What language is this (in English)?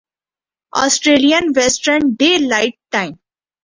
Urdu